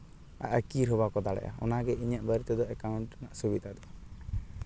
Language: Santali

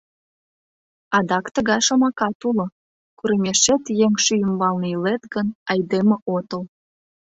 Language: Mari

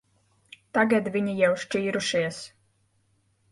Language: Latvian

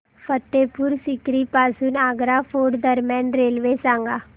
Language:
Marathi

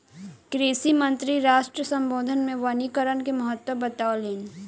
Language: Maithili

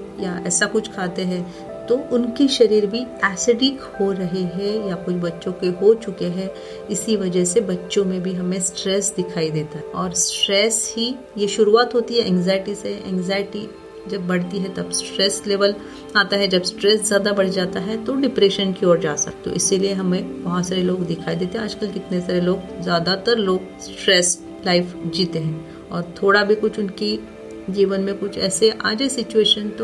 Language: Hindi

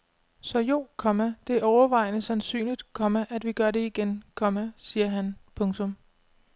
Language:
Danish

